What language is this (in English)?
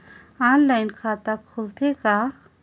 Chhattisgarhi